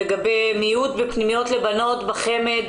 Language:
Hebrew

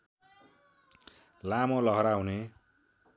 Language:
Nepali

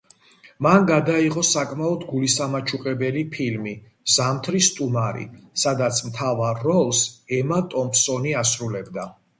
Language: Georgian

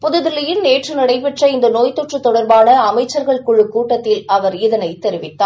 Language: Tamil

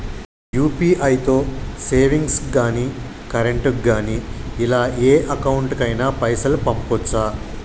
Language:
Telugu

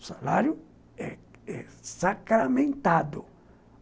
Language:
Portuguese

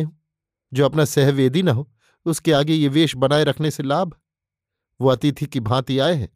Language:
Hindi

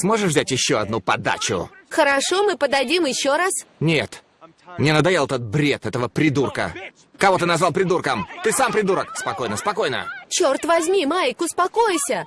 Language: Russian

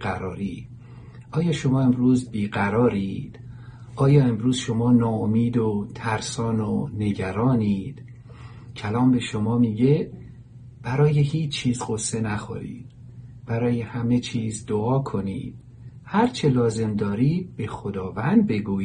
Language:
Persian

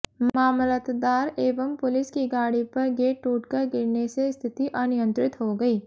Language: Hindi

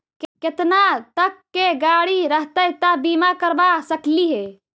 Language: Magahi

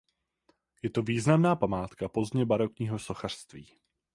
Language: Czech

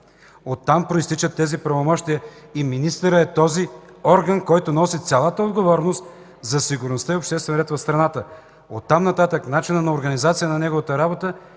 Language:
Bulgarian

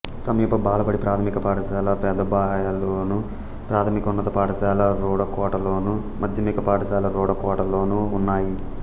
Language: Telugu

